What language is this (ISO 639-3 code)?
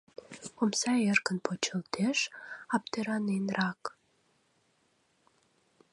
chm